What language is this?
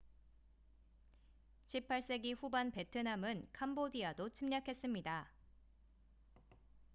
Korean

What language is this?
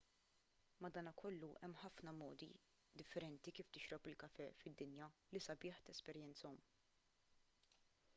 Maltese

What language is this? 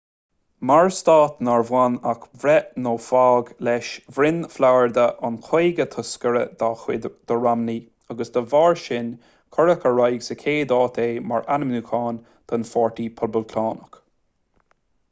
Irish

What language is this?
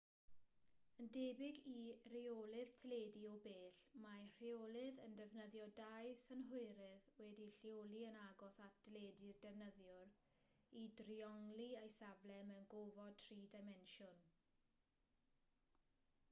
Welsh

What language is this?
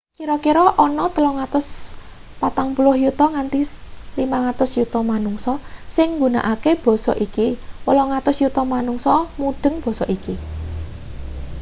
Javanese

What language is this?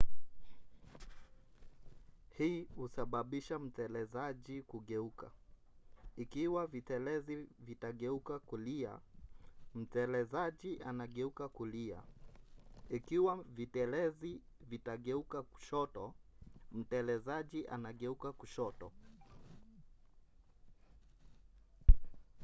Swahili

